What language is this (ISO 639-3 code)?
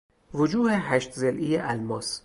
fas